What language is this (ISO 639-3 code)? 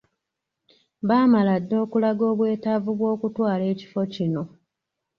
lug